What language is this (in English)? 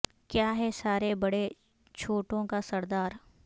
Urdu